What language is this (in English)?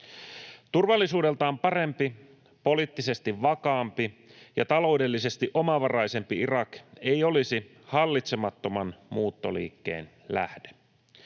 Finnish